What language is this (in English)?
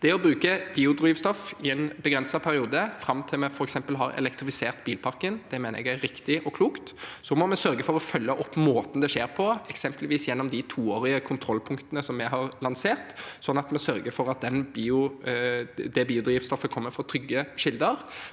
Norwegian